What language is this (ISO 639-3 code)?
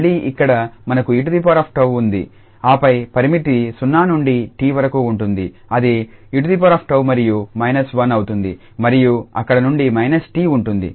tel